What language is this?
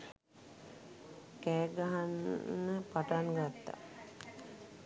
Sinhala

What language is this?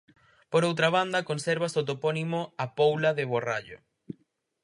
Galician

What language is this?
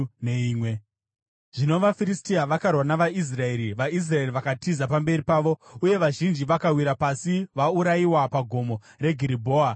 Shona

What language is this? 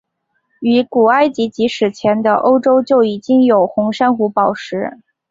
Chinese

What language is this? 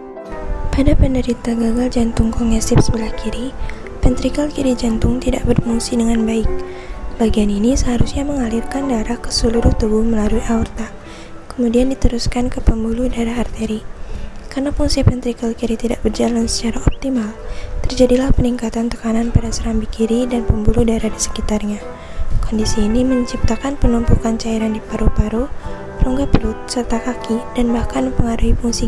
Indonesian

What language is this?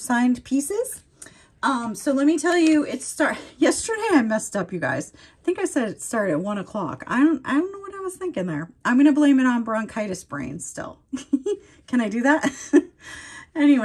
English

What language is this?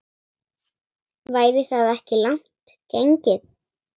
Icelandic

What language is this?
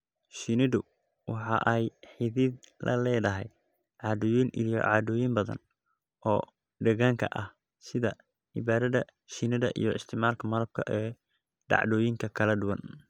Somali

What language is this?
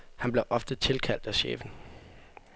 Danish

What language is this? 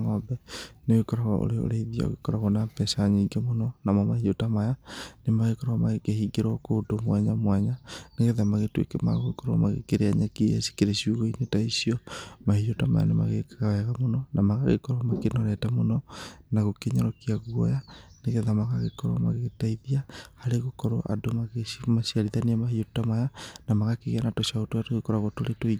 Kikuyu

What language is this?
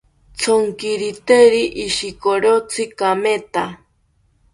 South Ucayali Ashéninka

